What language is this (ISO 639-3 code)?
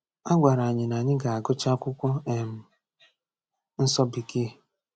ibo